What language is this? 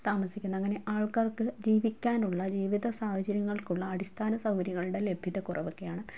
Malayalam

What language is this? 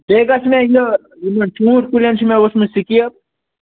Kashmiri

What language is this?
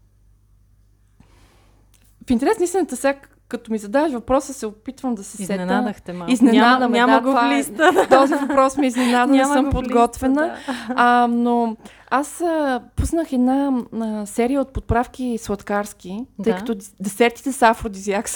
Bulgarian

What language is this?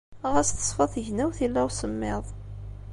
Kabyle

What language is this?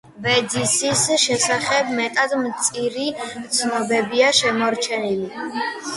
Georgian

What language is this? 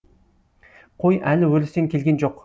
Kazakh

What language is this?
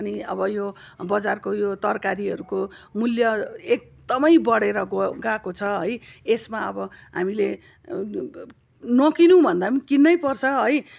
Nepali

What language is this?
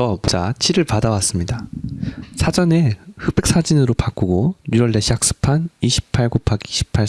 Korean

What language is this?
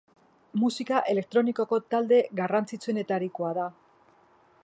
Basque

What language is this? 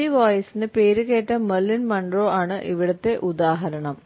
Malayalam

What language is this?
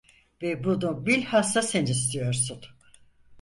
Turkish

